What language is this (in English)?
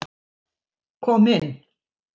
Icelandic